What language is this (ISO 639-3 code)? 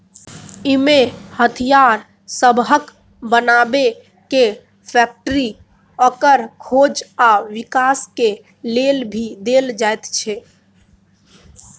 mai